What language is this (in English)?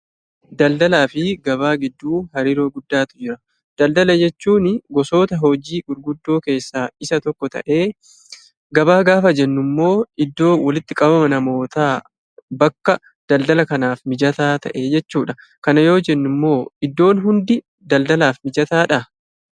Oromo